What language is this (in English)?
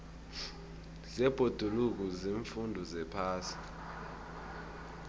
South Ndebele